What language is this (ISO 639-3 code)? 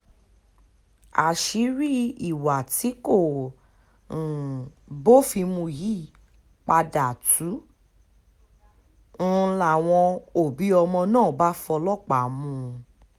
yor